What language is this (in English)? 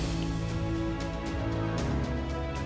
Indonesian